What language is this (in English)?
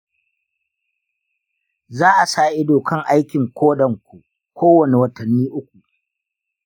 Hausa